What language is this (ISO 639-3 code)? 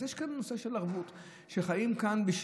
heb